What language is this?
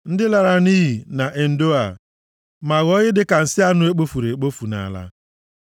Igbo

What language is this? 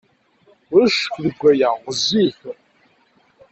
Kabyle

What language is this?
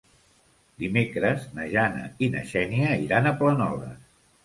Catalan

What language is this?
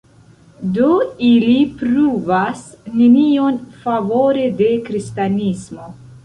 Esperanto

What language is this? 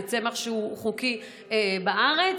Hebrew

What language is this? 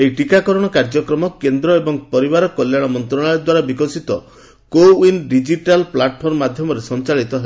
Odia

